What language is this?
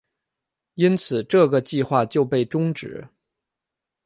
Chinese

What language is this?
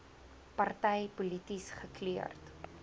Afrikaans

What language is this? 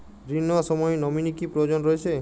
Bangla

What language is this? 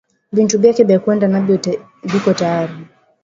Swahili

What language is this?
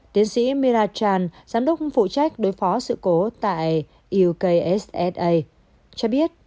Vietnamese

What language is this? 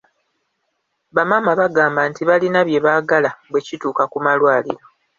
Ganda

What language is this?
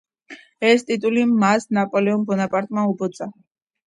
Georgian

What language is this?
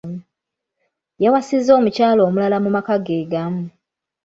Ganda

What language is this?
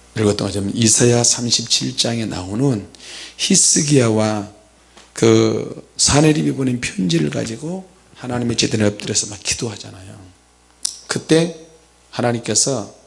Korean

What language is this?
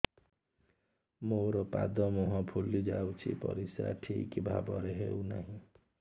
Odia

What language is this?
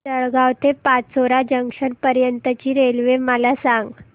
Marathi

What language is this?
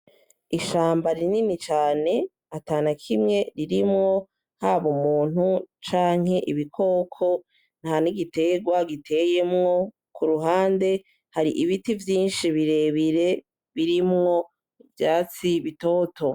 Rundi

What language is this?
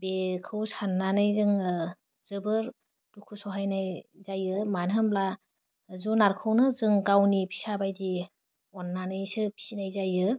Bodo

